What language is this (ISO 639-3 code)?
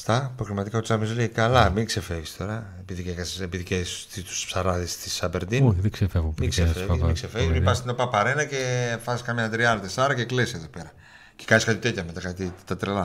ell